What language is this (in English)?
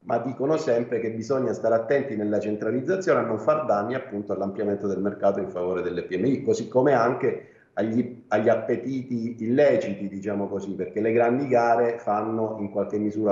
Italian